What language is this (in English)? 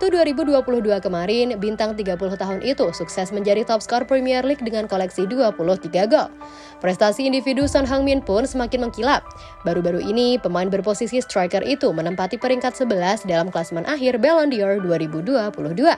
Indonesian